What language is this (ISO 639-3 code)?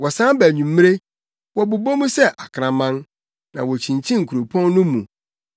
aka